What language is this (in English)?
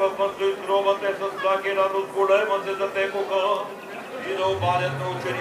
Romanian